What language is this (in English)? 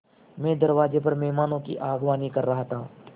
Hindi